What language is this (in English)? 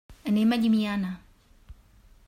Catalan